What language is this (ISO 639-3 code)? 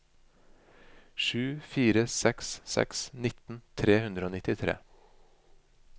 nor